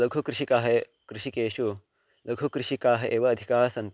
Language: Sanskrit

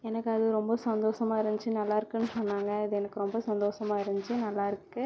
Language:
Tamil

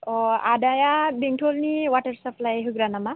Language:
Bodo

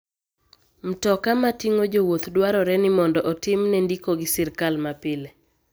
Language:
Luo (Kenya and Tanzania)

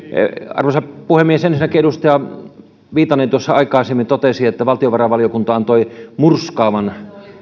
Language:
Finnish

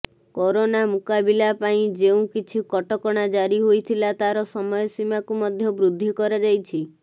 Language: Odia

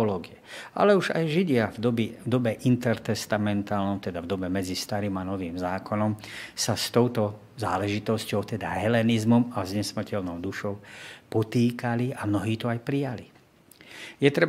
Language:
Slovak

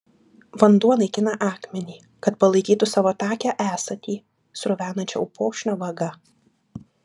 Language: Lithuanian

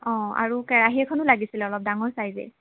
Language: Assamese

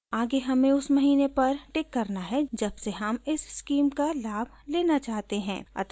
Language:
Hindi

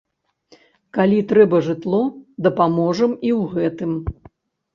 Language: Belarusian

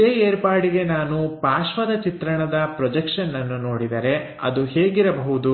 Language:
Kannada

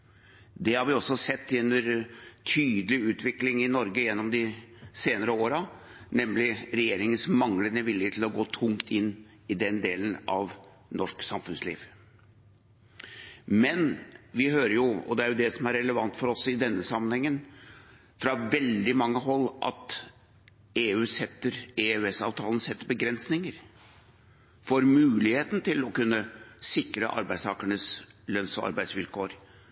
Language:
Norwegian Bokmål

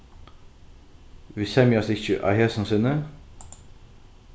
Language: Faroese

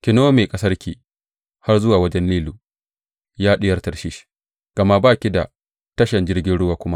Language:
Hausa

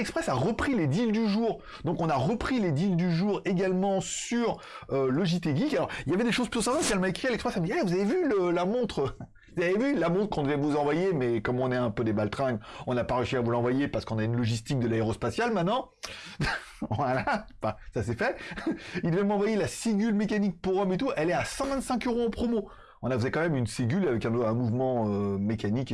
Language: French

